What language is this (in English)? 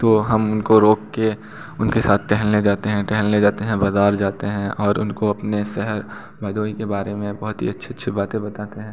Hindi